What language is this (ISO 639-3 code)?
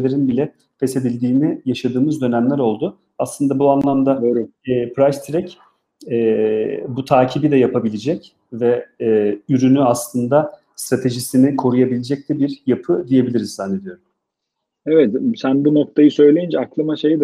tur